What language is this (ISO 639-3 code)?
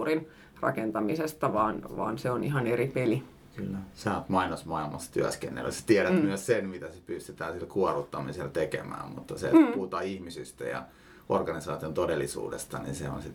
fin